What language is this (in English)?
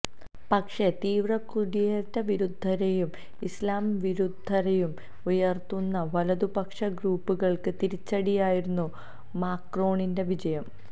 Malayalam